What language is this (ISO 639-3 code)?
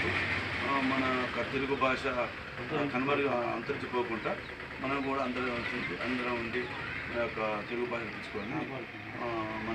tel